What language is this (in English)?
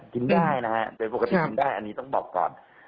Thai